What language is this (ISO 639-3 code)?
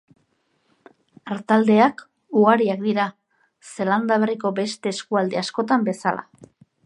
eus